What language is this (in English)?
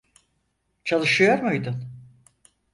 Turkish